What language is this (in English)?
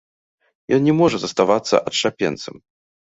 Belarusian